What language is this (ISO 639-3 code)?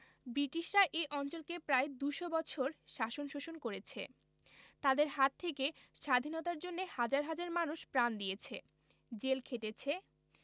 ben